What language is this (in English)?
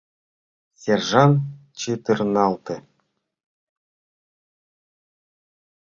Mari